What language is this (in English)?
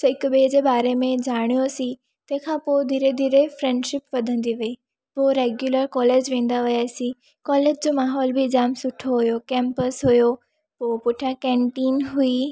Sindhi